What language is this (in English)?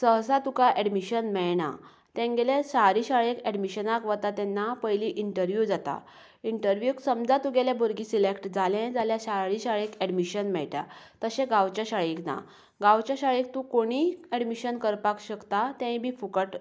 Konkani